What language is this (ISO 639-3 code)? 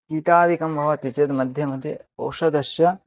san